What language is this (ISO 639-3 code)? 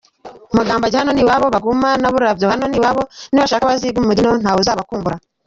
kin